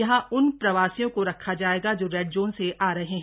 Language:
Hindi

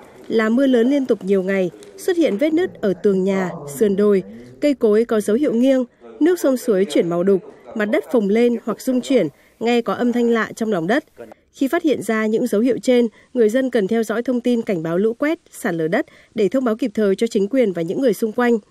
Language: Vietnamese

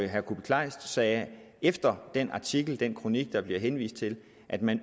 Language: Danish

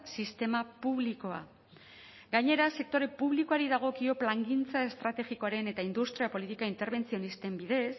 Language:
Basque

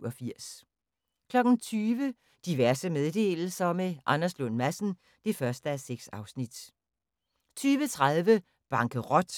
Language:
Danish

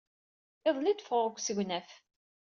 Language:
Kabyle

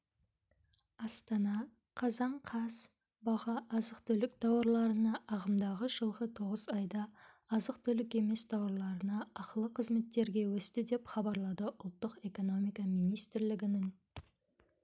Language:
Kazakh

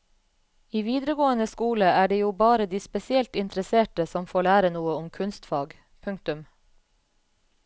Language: Norwegian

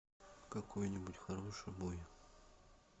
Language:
Russian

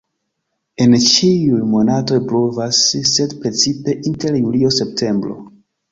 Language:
Esperanto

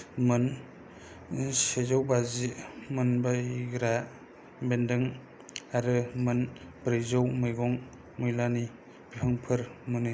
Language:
Bodo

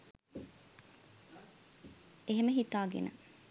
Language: Sinhala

